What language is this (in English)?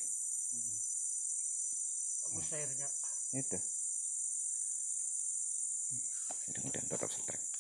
Indonesian